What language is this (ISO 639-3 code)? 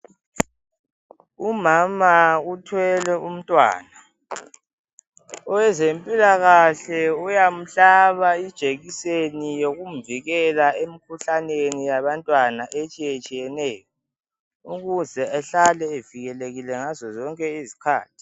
nde